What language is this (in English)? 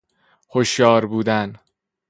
Persian